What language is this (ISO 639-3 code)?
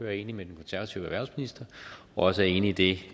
dan